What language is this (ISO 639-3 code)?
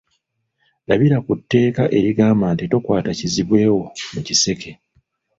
lug